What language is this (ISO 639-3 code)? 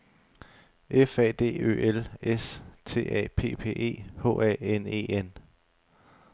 dan